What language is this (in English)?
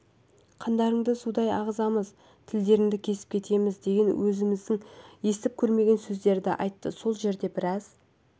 Kazakh